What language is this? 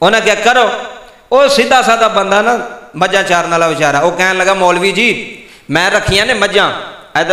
Punjabi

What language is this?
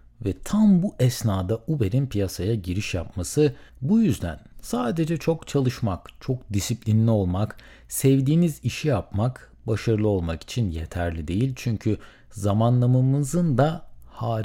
Turkish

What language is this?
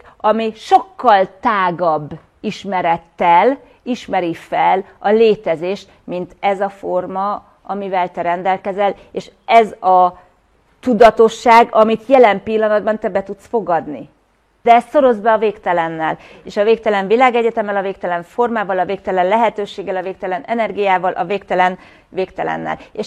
Hungarian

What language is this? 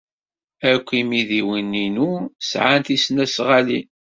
Kabyle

